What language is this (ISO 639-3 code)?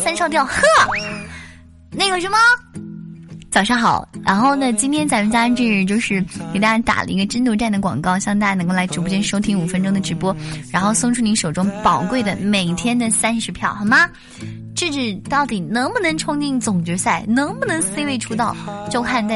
zho